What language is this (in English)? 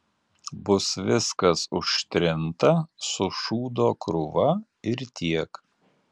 Lithuanian